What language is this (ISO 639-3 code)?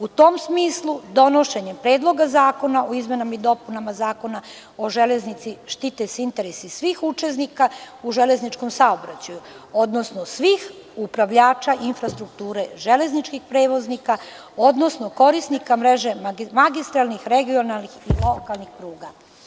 srp